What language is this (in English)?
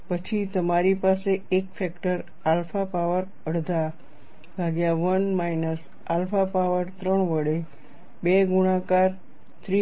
Gujarati